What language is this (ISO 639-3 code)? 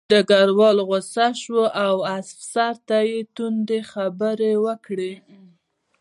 pus